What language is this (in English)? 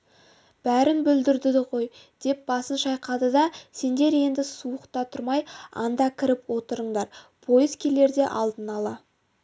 Kazakh